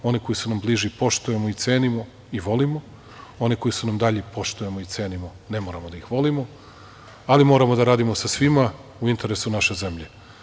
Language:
Serbian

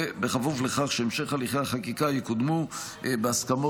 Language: Hebrew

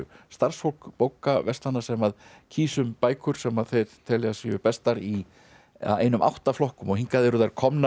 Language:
Icelandic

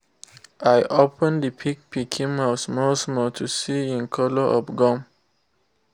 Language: Nigerian Pidgin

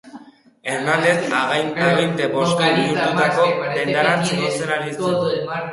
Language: Basque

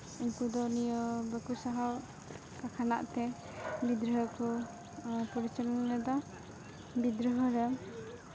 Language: Santali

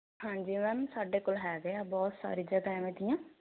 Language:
Punjabi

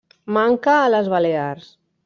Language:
Catalan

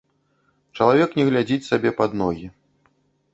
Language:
Belarusian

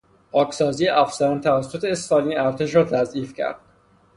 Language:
Persian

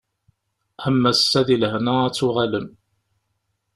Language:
Kabyle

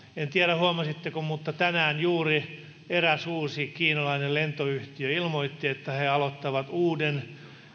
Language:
Finnish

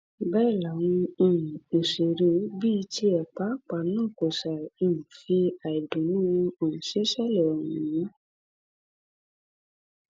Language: Yoruba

